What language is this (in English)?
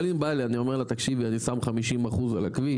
Hebrew